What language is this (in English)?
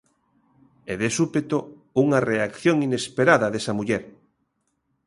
Galician